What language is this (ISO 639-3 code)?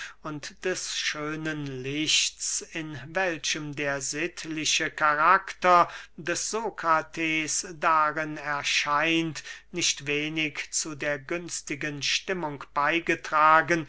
deu